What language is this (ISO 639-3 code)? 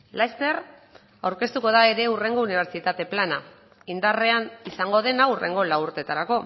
eus